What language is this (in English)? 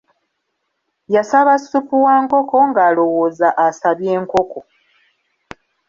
Ganda